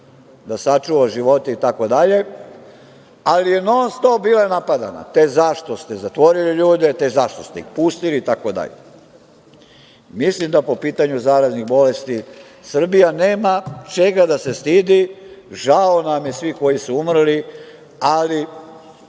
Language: Serbian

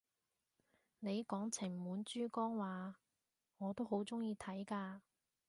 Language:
Cantonese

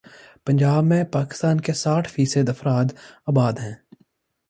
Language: Urdu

